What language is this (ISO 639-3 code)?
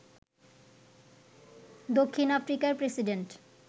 ben